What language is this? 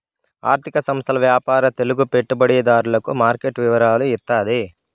Telugu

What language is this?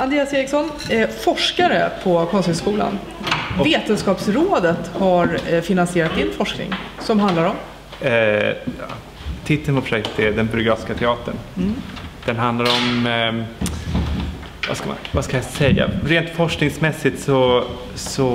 Swedish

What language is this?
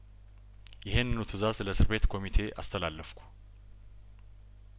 Amharic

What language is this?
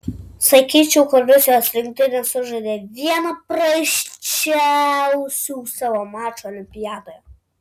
Lithuanian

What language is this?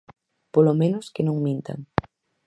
Galician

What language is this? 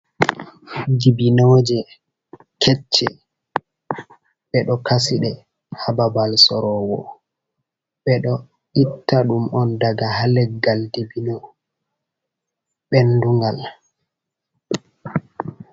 Fula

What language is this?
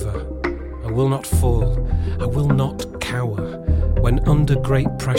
Dutch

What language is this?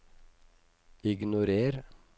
Norwegian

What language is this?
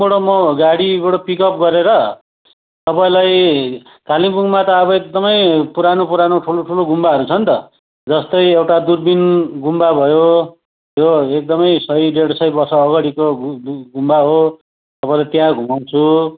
Nepali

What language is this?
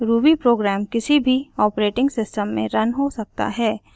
Hindi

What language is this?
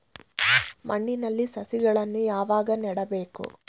Kannada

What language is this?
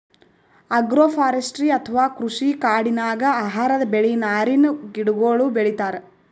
Kannada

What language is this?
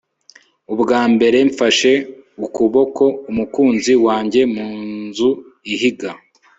Kinyarwanda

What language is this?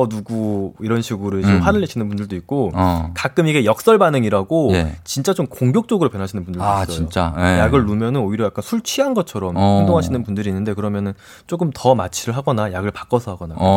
Korean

